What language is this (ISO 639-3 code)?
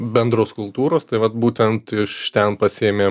lit